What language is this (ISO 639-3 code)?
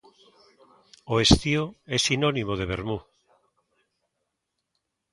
glg